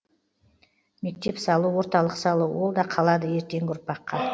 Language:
Kazakh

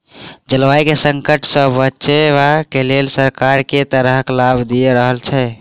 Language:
Maithili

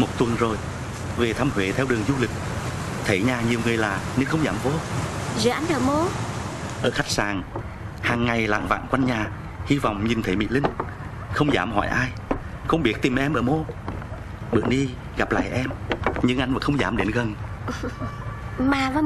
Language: Vietnamese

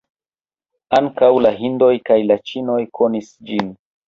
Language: Esperanto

